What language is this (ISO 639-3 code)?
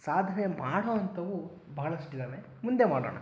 kan